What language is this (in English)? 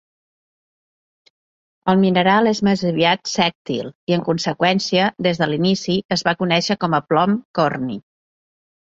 Catalan